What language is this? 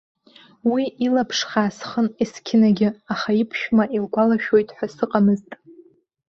Abkhazian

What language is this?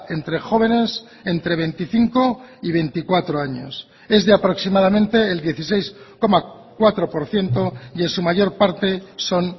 Spanish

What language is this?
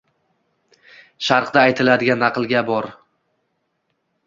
Uzbek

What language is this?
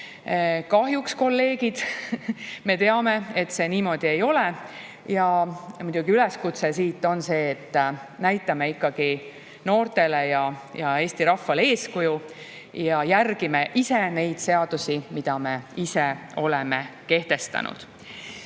Estonian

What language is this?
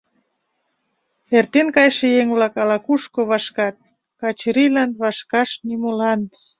Mari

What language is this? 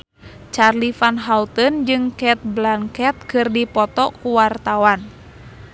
Sundanese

